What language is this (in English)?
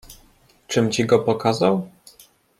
Polish